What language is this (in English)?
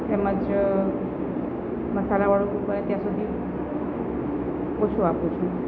Gujarati